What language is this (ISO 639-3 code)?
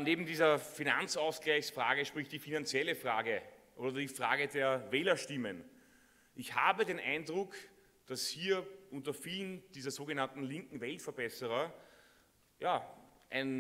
deu